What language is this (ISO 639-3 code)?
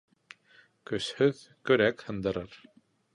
bak